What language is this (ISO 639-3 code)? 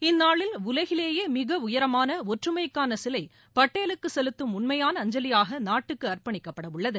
tam